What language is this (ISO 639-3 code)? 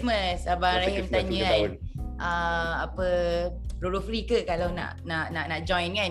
msa